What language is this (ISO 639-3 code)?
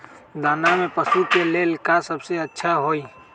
mag